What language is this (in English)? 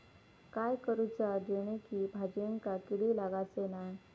Marathi